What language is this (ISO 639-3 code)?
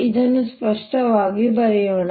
kan